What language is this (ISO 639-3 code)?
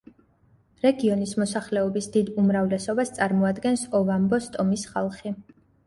kat